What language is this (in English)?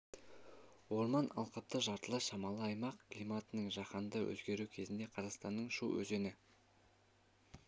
Kazakh